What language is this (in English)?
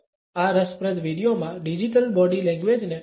Gujarati